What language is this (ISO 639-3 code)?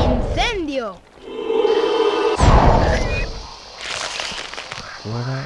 spa